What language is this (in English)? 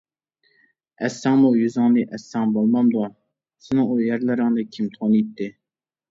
Uyghur